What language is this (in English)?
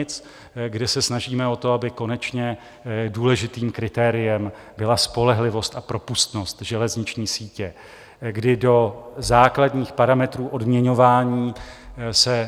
Czech